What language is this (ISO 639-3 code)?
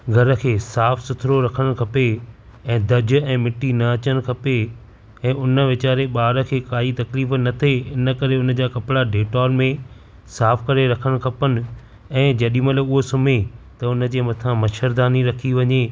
snd